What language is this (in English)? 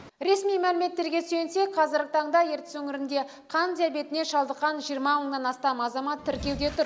Kazakh